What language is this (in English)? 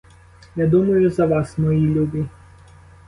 Ukrainian